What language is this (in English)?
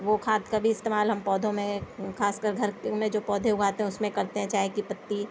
Urdu